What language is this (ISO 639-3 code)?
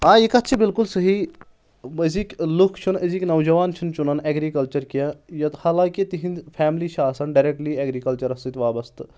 kas